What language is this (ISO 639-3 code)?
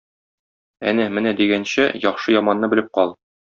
tat